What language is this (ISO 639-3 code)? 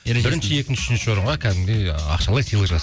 kaz